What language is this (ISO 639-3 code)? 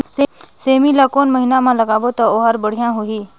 hne